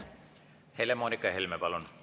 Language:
Estonian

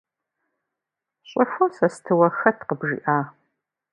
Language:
Kabardian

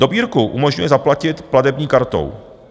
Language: Czech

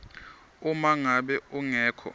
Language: Swati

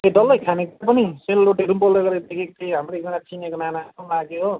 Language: Nepali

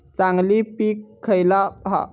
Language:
Marathi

